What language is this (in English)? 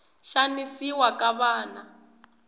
Tsonga